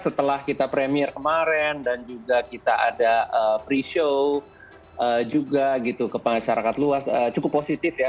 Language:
Indonesian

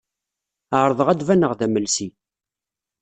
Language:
Kabyle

